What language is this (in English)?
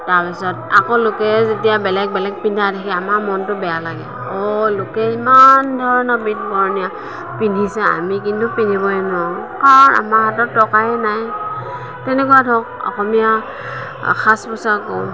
Assamese